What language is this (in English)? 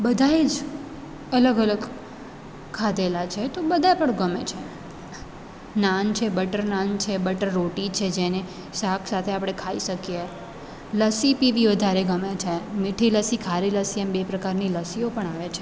Gujarati